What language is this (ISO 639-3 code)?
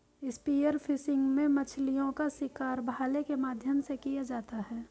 hin